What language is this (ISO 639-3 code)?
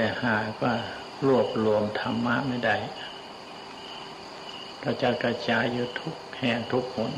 tha